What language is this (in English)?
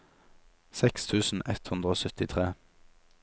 Norwegian